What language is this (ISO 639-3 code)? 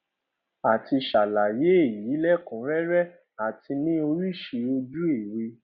yor